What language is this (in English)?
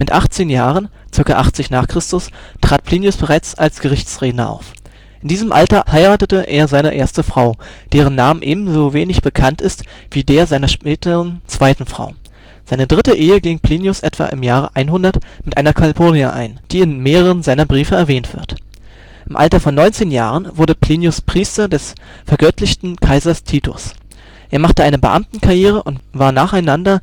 German